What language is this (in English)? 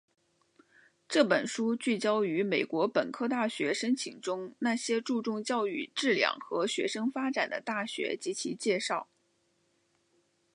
Chinese